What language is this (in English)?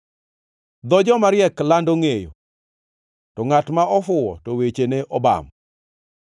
Luo (Kenya and Tanzania)